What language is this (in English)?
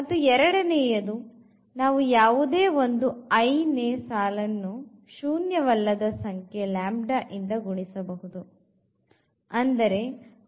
Kannada